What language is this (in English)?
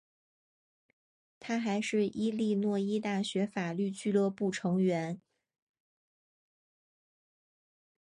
Chinese